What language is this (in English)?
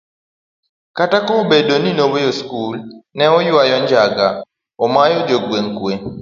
Luo (Kenya and Tanzania)